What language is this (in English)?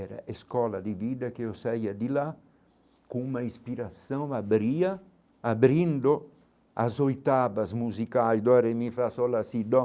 Portuguese